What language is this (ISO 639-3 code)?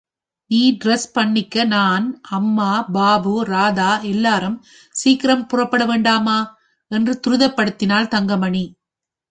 tam